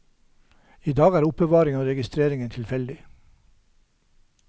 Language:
Norwegian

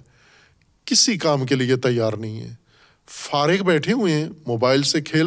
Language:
Urdu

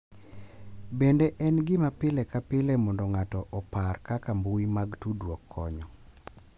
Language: Luo (Kenya and Tanzania)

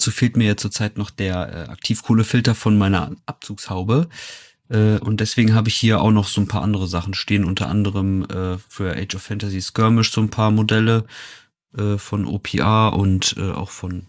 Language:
German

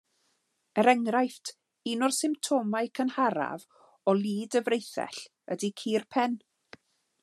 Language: Welsh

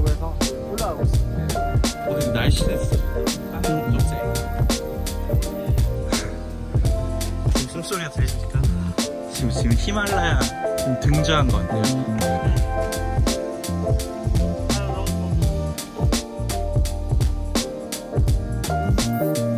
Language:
Korean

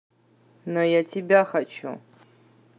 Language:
Russian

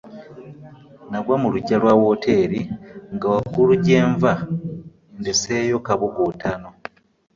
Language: Ganda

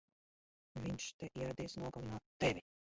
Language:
Latvian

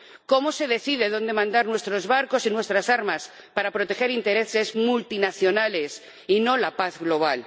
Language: Spanish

